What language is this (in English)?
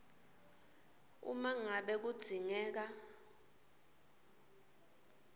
Swati